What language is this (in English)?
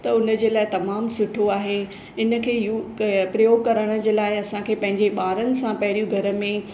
Sindhi